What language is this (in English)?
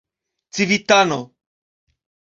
Esperanto